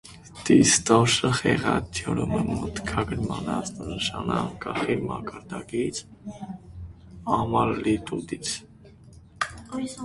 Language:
Armenian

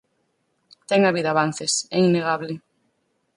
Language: Galician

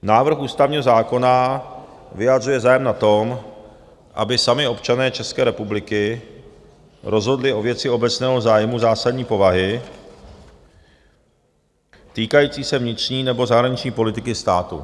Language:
Czech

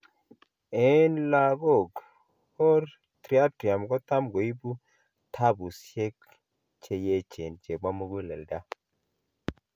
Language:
Kalenjin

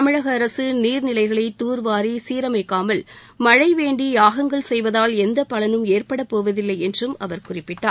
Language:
Tamil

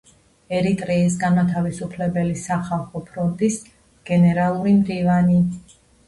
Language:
Georgian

